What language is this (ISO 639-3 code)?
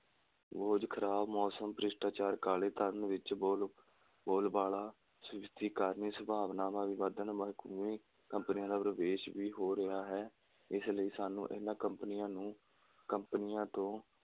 pan